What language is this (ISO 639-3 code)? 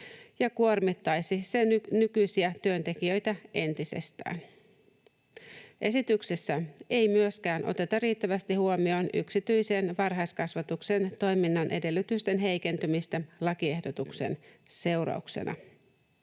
fin